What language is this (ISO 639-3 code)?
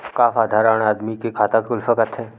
hne